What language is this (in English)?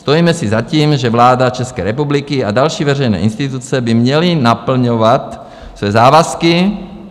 Czech